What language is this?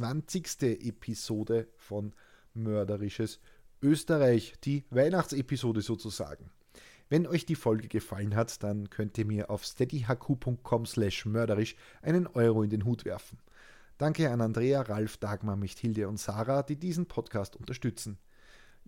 German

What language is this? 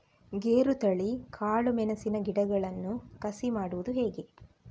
Kannada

